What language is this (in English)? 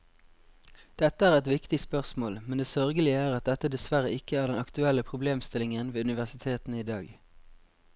Norwegian